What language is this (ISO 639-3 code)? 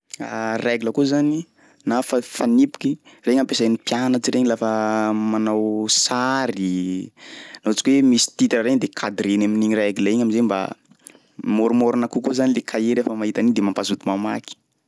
skg